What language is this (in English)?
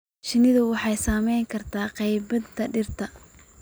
Somali